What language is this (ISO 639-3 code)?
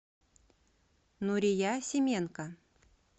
rus